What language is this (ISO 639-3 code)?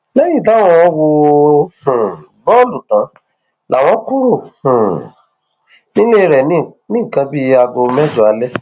yor